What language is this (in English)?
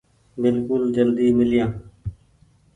Goaria